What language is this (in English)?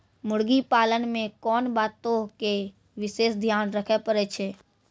Maithili